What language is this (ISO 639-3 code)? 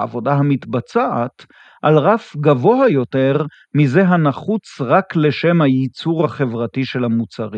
heb